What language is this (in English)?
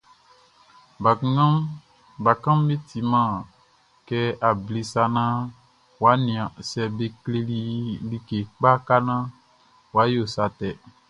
Baoulé